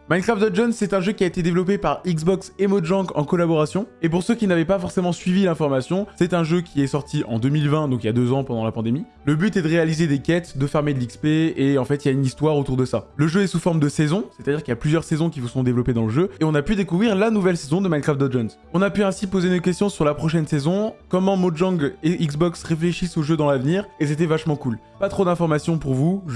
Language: French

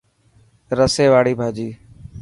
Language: Dhatki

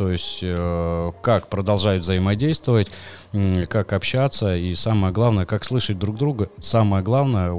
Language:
Russian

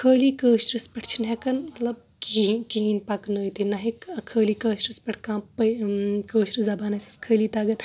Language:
Kashmiri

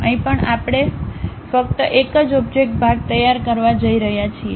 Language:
Gujarati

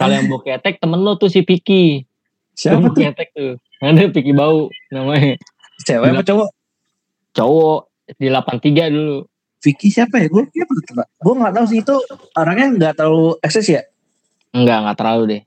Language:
Indonesian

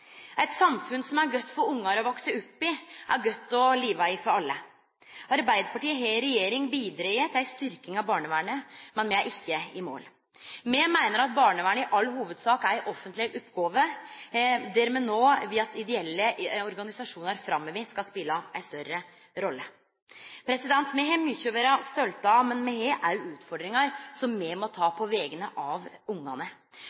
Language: Norwegian Nynorsk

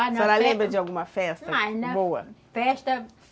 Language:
Portuguese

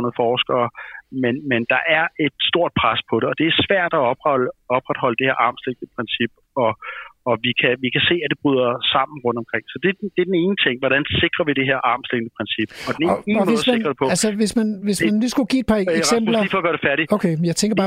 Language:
Danish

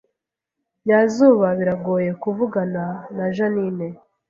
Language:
Kinyarwanda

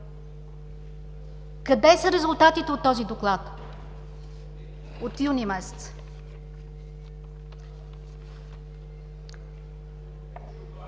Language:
Bulgarian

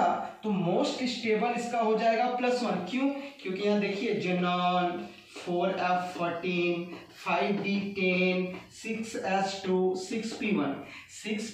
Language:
Hindi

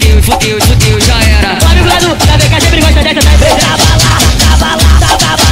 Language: Portuguese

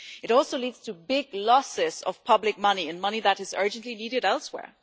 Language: English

